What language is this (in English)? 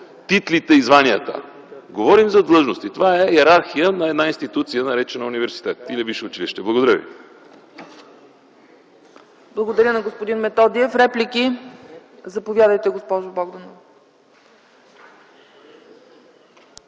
Bulgarian